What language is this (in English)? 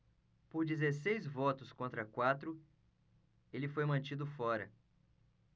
Portuguese